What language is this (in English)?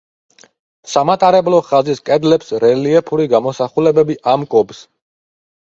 Georgian